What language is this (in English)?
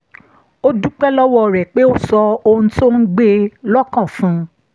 Yoruba